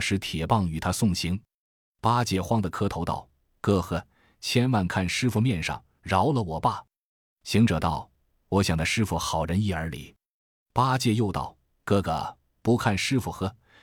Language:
Chinese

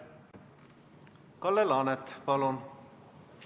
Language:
Estonian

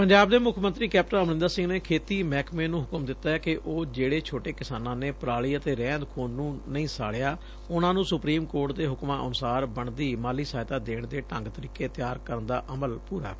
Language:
Punjabi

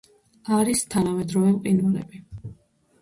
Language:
Georgian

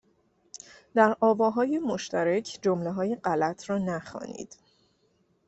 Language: Persian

